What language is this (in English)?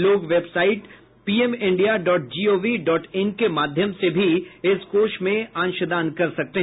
Hindi